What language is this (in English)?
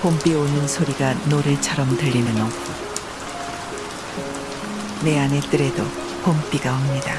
Korean